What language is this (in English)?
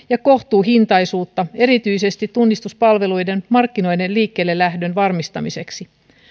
Finnish